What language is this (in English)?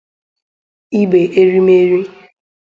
Igbo